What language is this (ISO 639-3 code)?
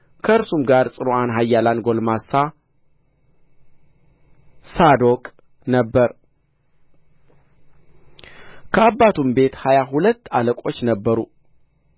amh